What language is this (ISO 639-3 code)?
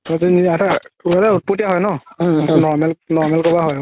asm